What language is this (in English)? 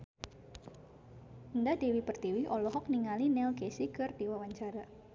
Sundanese